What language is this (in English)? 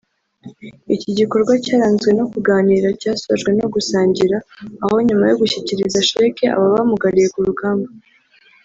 Kinyarwanda